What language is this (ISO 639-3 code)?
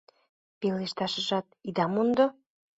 chm